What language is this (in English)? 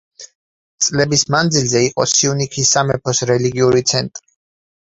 Georgian